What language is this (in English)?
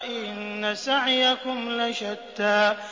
Arabic